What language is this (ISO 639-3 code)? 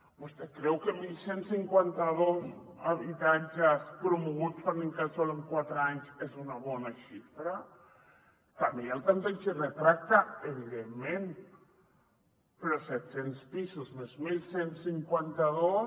cat